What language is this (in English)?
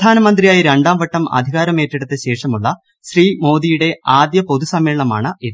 Malayalam